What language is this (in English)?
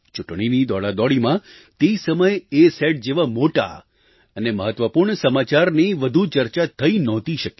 Gujarati